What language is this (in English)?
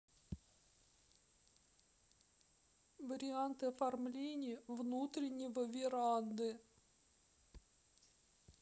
Russian